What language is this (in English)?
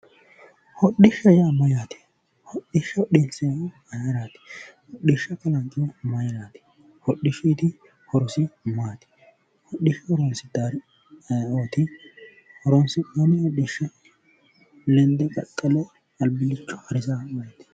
Sidamo